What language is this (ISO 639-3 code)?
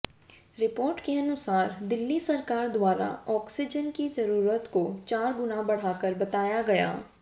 hin